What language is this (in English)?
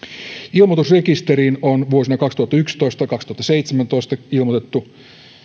Finnish